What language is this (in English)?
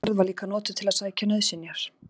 Icelandic